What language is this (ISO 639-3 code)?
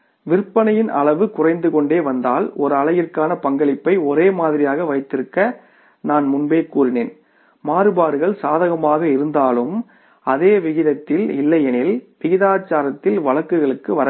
tam